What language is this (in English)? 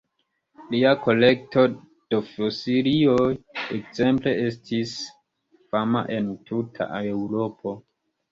Esperanto